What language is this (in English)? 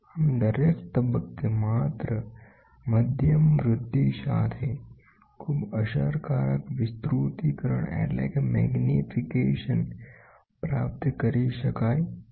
Gujarati